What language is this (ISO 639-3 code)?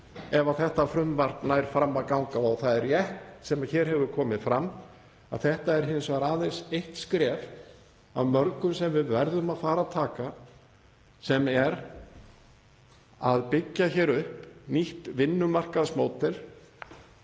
isl